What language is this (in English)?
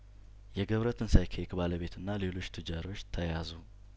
Amharic